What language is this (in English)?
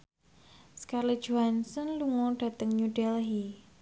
Javanese